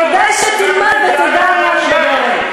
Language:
Hebrew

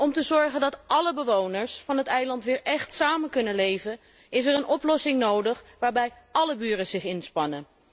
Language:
Dutch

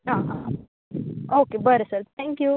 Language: Konkani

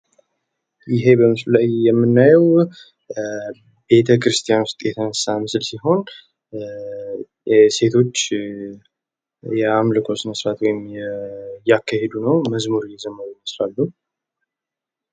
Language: Amharic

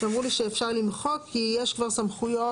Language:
Hebrew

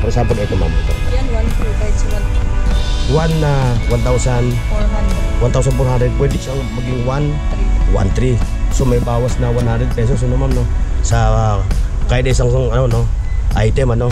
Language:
Filipino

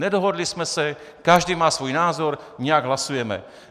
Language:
Czech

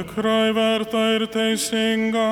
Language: Lithuanian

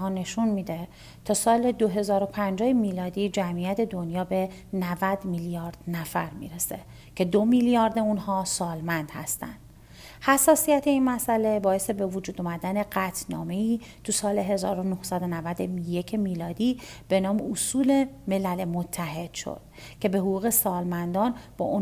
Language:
Persian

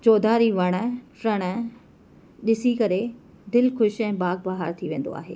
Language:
Sindhi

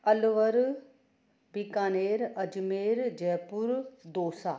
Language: Sindhi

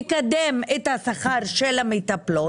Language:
Hebrew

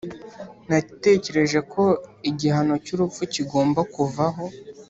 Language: Kinyarwanda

